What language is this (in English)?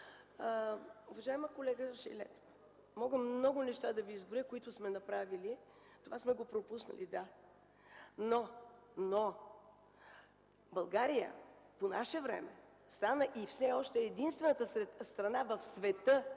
Bulgarian